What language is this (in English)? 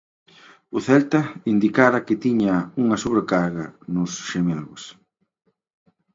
Galician